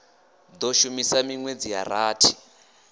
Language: Venda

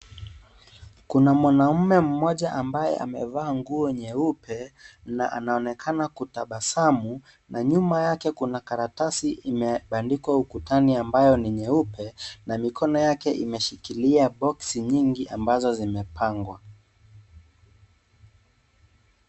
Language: Swahili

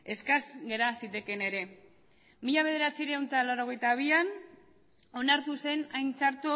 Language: Basque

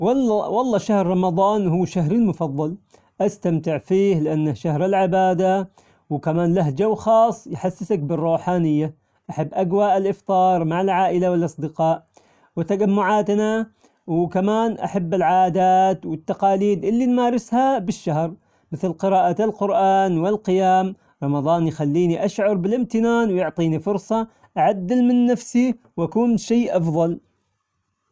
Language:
Omani Arabic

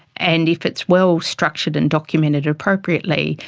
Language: English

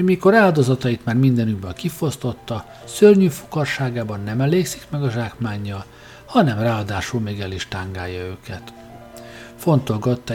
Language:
Hungarian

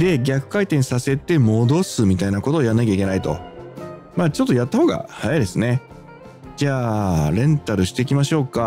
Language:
Japanese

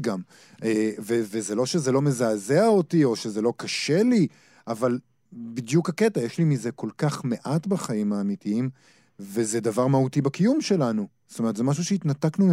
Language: Hebrew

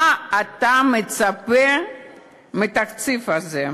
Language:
Hebrew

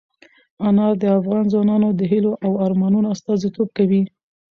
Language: Pashto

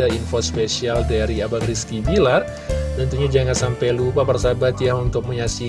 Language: Indonesian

